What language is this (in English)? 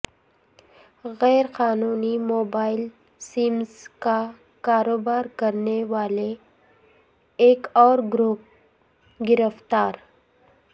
Urdu